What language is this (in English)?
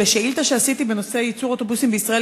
Hebrew